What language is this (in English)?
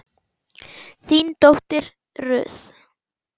Icelandic